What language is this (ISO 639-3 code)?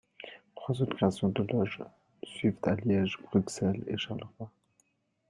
fra